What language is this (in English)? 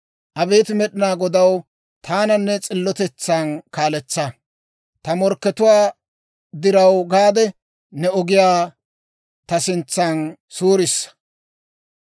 Dawro